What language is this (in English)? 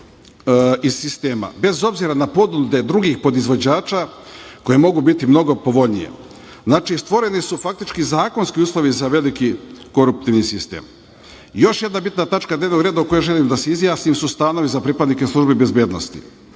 Serbian